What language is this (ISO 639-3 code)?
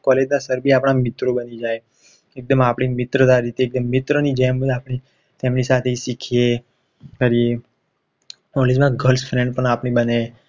guj